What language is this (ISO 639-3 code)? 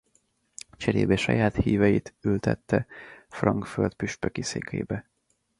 hun